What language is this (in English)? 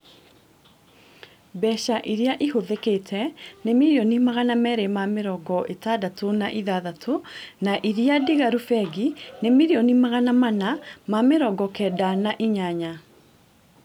Kikuyu